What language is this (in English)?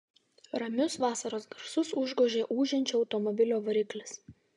Lithuanian